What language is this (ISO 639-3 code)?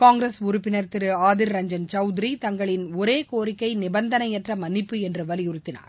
tam